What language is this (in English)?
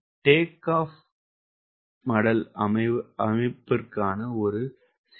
Tamil